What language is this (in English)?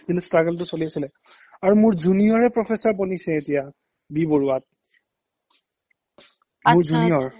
Assamese